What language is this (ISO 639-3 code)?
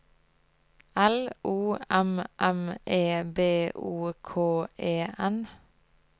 nor